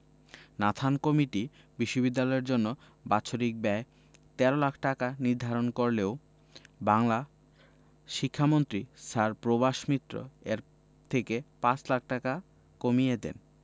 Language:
Bangla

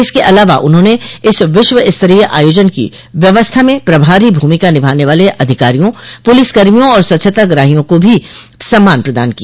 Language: Hindi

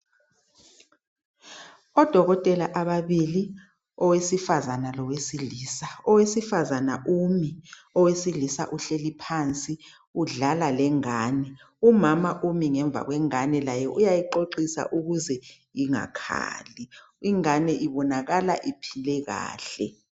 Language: North Ndebele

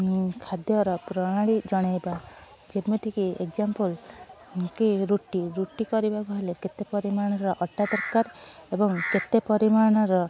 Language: Odia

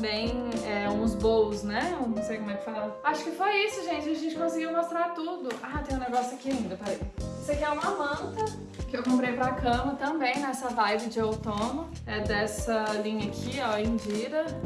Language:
Portuguese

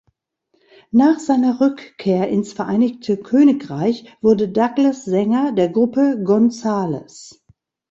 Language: German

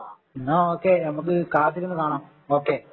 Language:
Malayalam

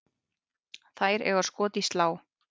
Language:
Icelandic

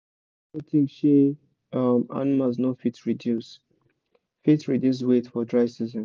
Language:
Nigerian Pidgin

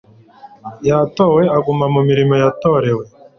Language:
Kinyarwanda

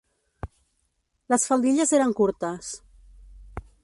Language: Catalan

